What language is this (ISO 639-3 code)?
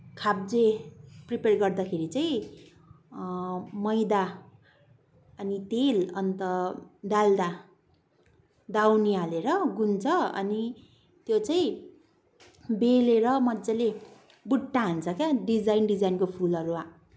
nep